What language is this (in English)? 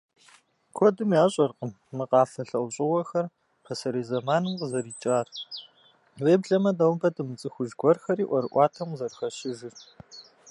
Kabardian